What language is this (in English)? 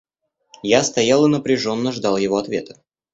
Russian